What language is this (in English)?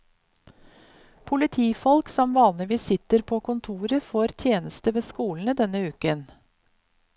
Norwegian